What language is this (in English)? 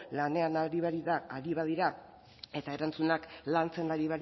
Basque